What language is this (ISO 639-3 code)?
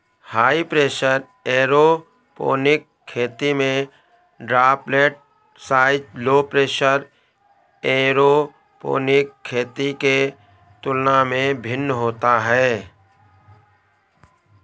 hin